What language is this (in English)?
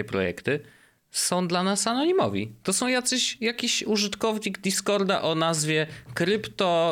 Polish